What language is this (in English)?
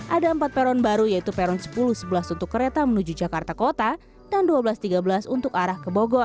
Indonesian